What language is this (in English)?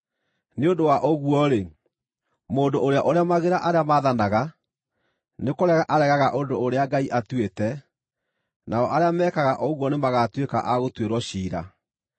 Kikuyu